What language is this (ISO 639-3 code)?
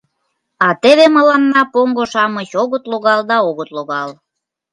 chm